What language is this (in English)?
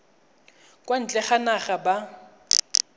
Tswana